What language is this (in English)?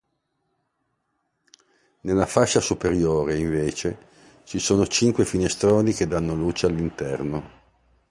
Italian